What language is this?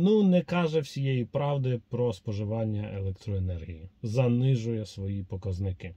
Ukrainian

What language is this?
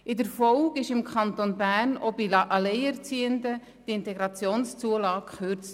Swiss German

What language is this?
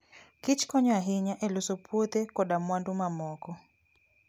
Luo (Kenya and Tanzania)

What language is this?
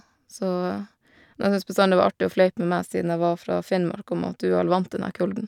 Norwegian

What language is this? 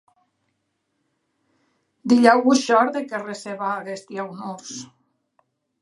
Occitan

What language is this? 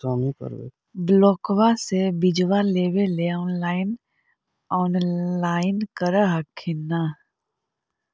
Magahi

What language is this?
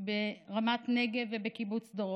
Hebrew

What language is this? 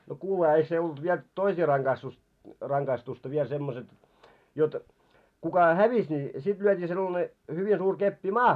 Finnish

